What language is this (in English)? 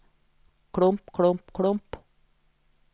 Norwegian